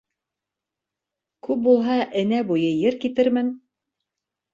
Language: Bashkir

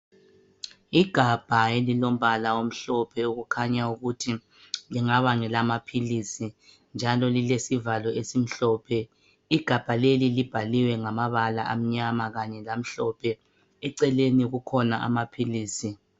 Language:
North Ndebele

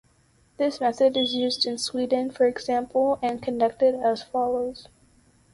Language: English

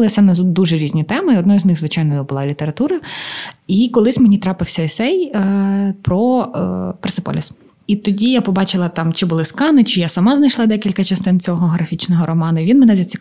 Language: Ukrainian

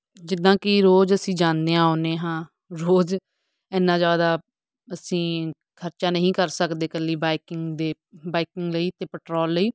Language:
Punjabi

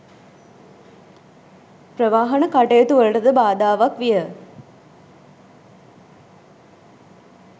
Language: Sinhala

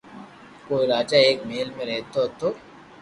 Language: Loarki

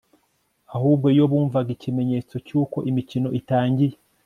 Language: Kinyarwanda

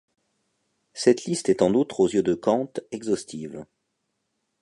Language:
French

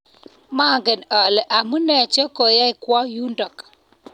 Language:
Kalenjin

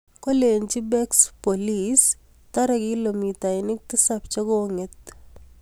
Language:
Kalenjin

